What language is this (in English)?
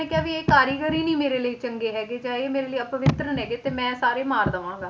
Punjabi